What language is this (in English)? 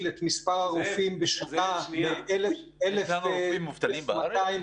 Hebrew